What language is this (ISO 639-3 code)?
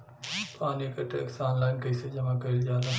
bho